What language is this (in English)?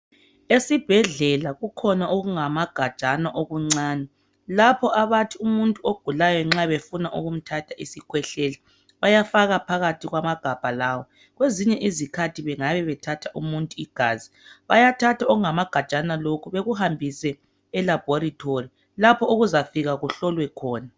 North Ndebele